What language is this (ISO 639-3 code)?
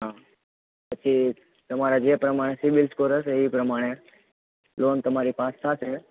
guj